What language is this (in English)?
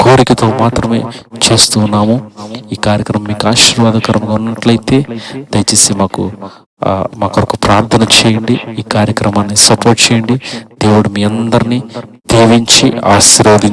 Indonesian